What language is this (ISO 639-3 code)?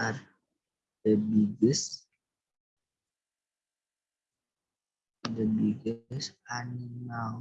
ind